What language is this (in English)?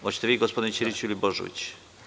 Serbian